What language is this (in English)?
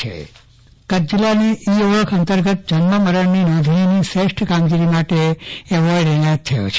Gujarati